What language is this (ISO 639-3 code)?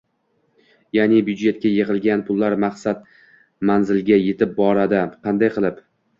uzb